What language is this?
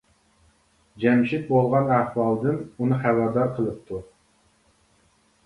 Uyghur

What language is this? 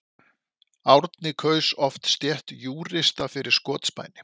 Icelandic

